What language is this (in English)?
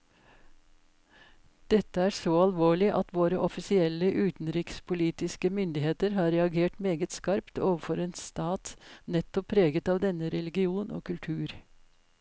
Norwegian